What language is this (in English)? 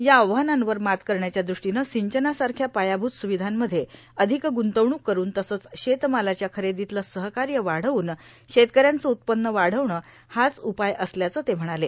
Marathi